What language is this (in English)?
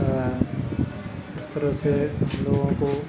Urdu